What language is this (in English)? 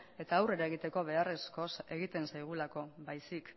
Basque